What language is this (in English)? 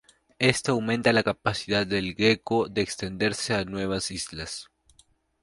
Spanish